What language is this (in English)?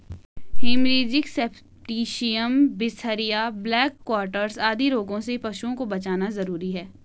Hindi